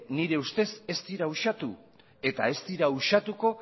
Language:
Basque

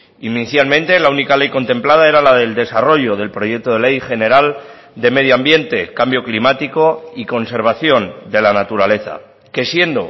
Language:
Spanish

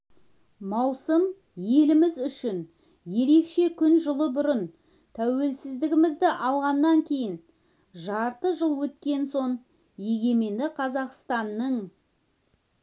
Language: Kazakh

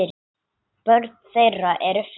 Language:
Icelandic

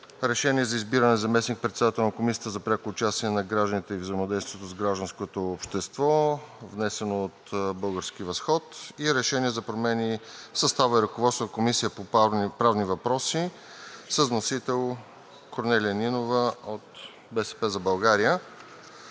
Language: Bulgarian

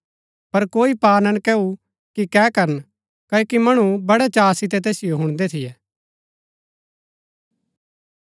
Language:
Gaddi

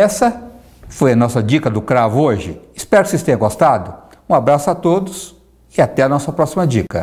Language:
Portuguese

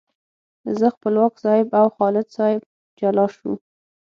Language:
Pashto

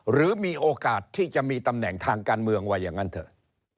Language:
Thai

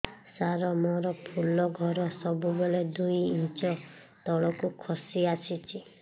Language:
Odia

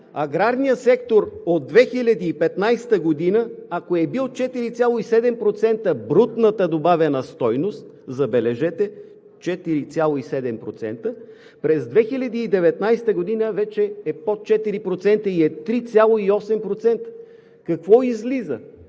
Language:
Bulgarian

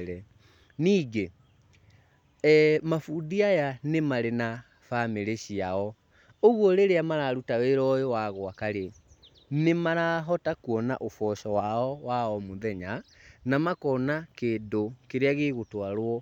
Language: Kikuyu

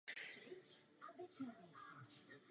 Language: Czech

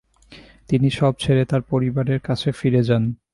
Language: Bangla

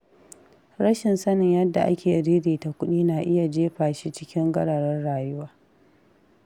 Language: Hausa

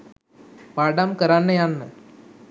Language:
Sinhala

